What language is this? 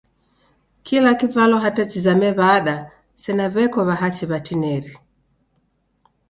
Taita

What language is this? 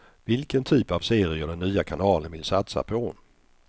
Swedish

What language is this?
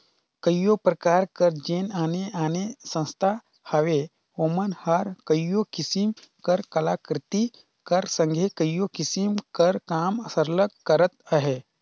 Chhattisgarhi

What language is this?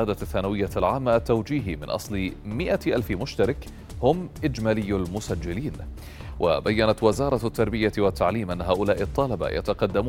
Arabic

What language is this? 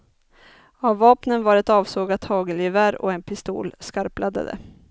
Swedish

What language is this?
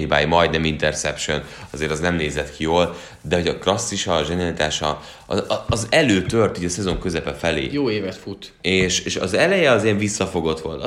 Hungarian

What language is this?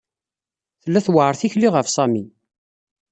Kabyle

